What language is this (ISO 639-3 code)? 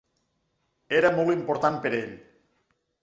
cat